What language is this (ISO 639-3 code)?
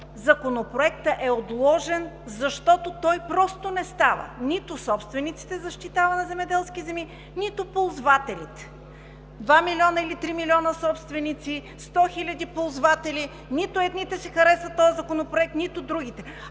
bul